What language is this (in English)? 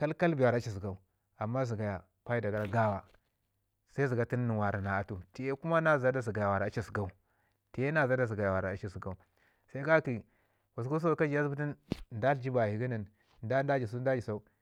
Ngizim